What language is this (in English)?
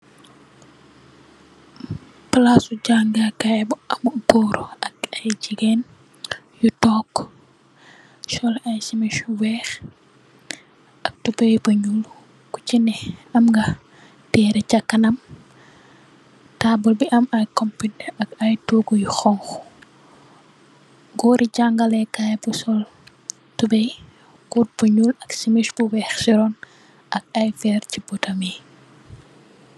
Wolof